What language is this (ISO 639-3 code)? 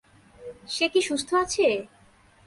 ben